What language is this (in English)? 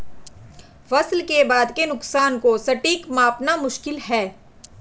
Hindi